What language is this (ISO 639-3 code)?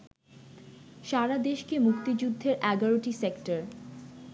ben